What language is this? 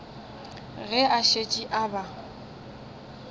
Northern Sotho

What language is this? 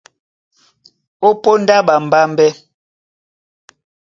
Duala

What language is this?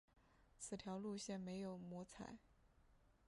Chinese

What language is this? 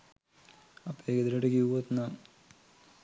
Sinhala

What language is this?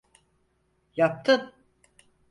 Turkish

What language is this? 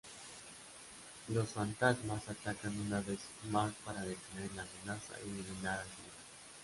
Spanish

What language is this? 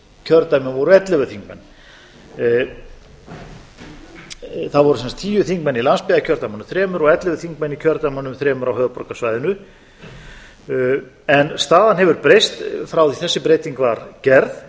Icelandic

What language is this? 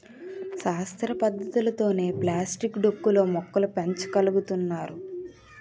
Telugu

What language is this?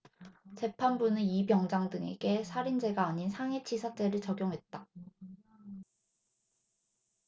Korean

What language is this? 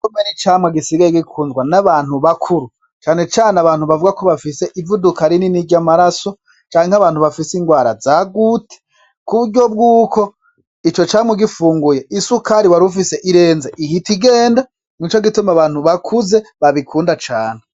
Rundi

